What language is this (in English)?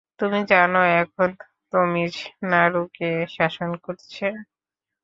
Bangla